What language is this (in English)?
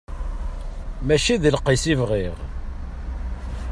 Kabyle